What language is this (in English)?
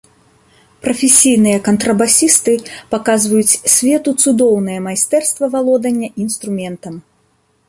Belarusian